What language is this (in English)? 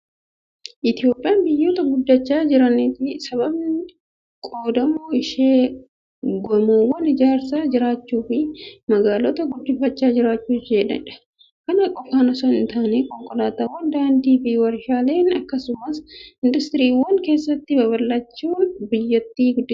Oromo